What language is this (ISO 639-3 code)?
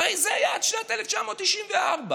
heb